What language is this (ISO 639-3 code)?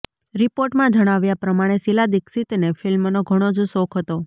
guj